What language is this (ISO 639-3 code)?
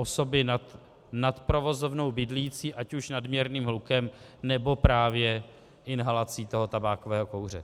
ces